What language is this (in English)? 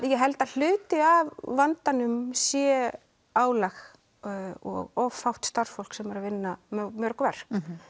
Icelandic